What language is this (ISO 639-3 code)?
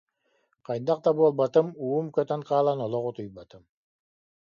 sah